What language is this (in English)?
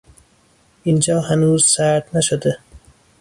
Persian